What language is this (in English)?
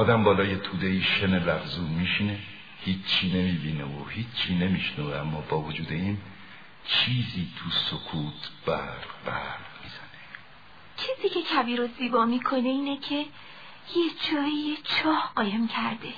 Persian